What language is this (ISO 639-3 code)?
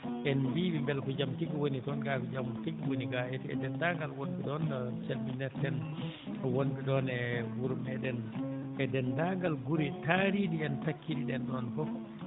ful